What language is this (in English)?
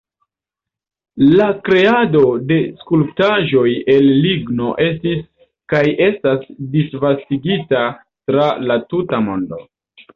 Esperanto